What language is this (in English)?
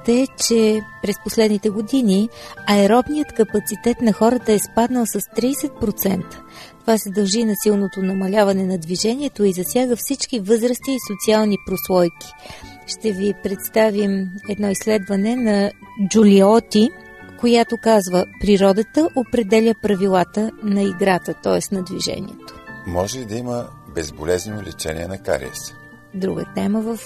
Bulgarian